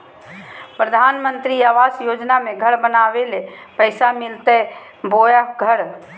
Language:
Magahi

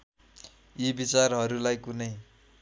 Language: Nepali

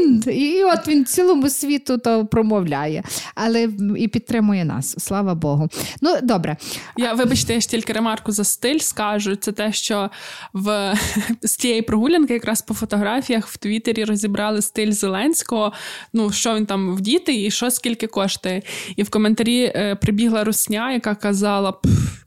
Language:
Ukrainian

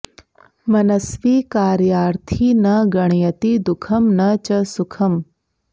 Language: Sanskrit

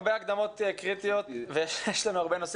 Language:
Hebrew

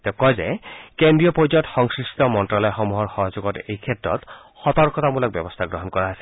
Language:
Assamese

